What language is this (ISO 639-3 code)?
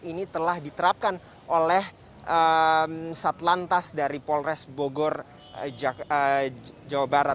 ind